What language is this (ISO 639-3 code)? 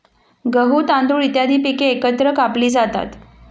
mar